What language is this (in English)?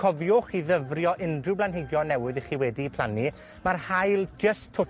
Welsh